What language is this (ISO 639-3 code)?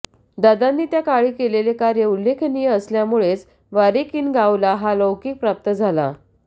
mar